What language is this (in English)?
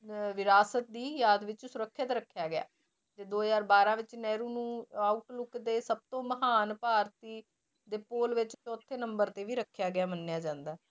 Punjabi